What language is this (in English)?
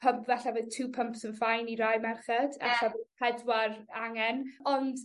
Welsh